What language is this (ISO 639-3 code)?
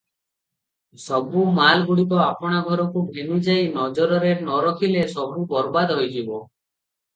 ori